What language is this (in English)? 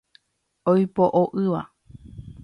Guarani